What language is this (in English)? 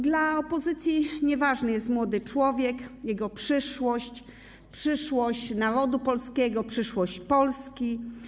Polish